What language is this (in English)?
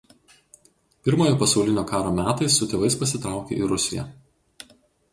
Lithuanian